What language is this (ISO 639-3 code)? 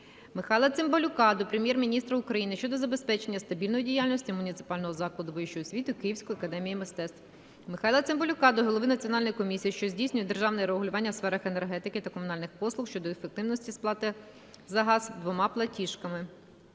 ukr